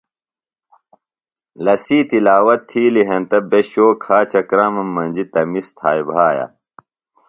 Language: Phalura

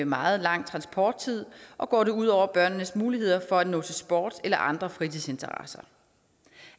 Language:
Danish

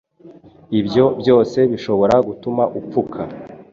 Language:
Kinyarwanda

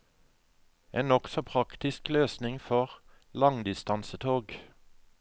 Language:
Norwegian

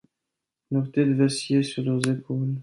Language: French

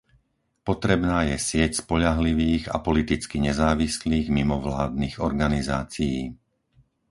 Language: Slovak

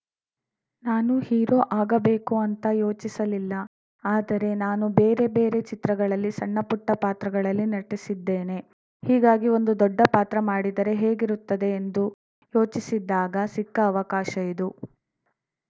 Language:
Kannada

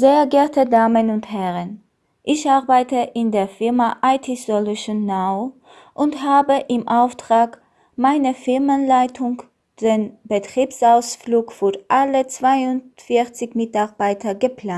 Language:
German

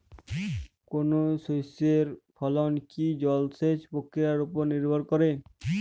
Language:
Bangla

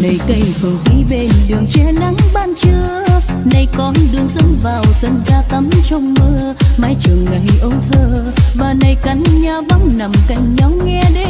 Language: Vietnamese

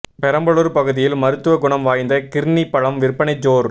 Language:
Tamil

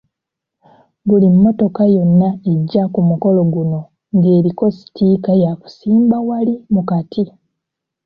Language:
Ganda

